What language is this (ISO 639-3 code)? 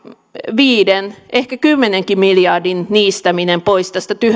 fin